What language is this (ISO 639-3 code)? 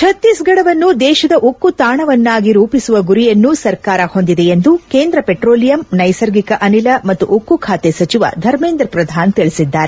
kan